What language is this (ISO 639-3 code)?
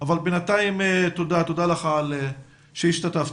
heb